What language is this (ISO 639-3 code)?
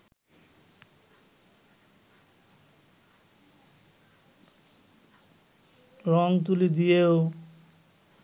ben